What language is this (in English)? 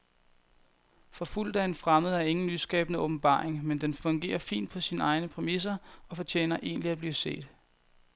Danish